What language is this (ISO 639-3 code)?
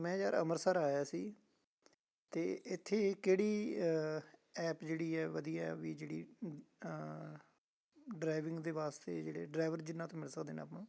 pan